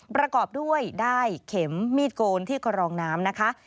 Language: Thai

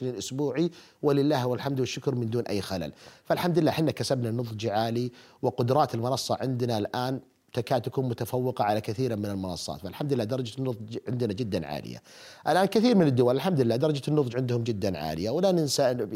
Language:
Arabic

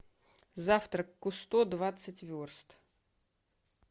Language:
Russian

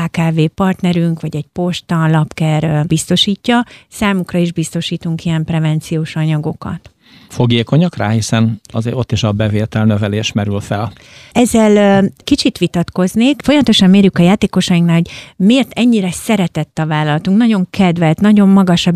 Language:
Hungarian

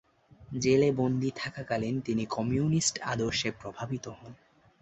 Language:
Bangla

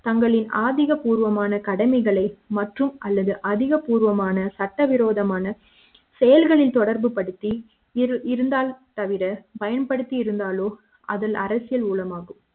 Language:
Tamil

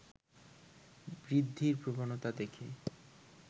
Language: Bangla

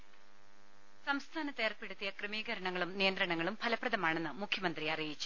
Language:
Malayalam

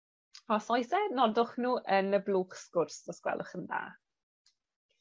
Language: Welsh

